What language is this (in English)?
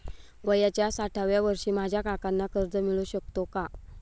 Marathi